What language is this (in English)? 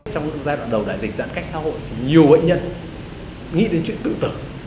Vietnamese